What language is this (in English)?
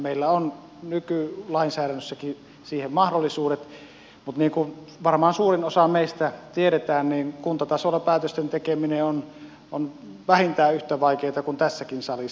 Finnish